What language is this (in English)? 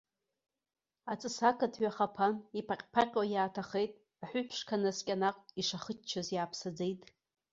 Abkhazian